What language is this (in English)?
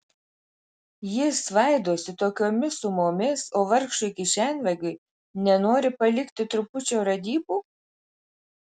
Lithuanian